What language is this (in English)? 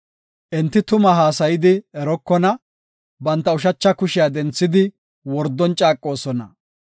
Gofa